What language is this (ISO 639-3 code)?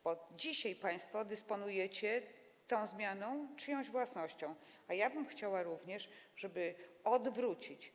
pol